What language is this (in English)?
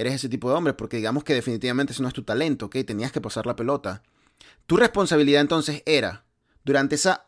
Spanish